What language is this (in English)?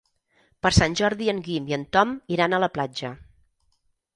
Catalan